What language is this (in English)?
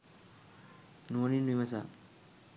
Sinhala